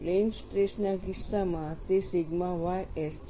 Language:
Gujarati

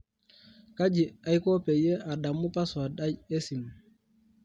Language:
Masai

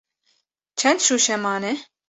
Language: Kurdish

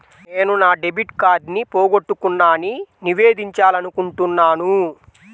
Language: Telugu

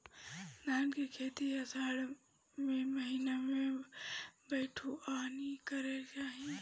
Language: Bhojpuri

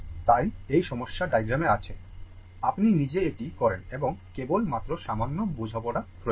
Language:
Bangla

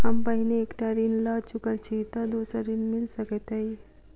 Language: Maithili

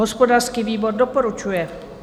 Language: Czech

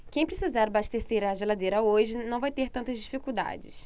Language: Portuguese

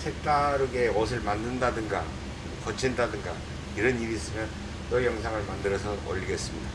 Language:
Korean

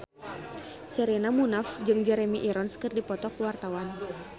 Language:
Sundanese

